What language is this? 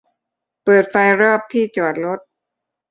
Thai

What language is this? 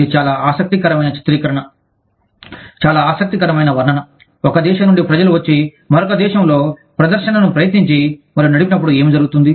Telugu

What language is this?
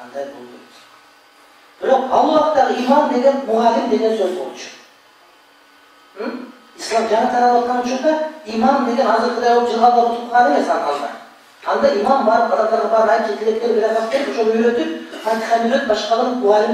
Turkish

